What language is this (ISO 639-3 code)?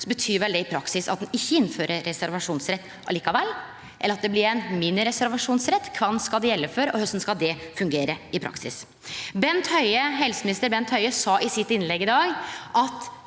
nor